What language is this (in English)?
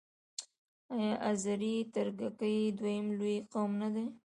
Pashto